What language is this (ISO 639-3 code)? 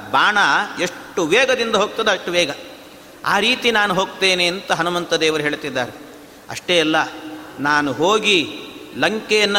kan